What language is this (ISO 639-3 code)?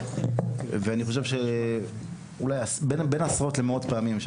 heb